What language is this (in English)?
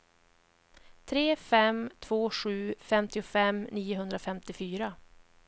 Swedish